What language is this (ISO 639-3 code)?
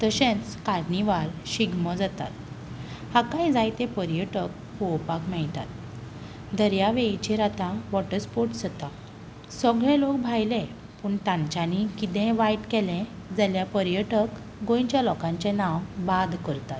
kok